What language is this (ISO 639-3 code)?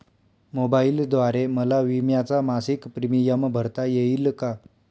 mar